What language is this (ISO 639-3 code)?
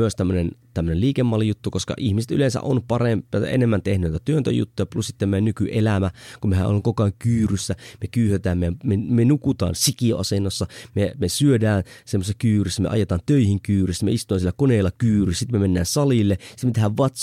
fin